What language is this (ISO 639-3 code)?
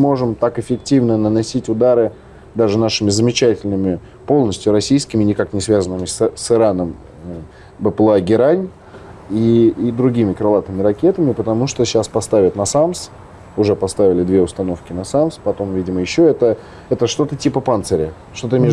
rus